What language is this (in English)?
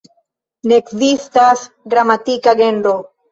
Esperanto